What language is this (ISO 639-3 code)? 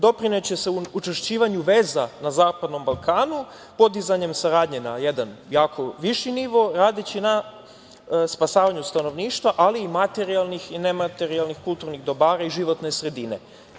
srp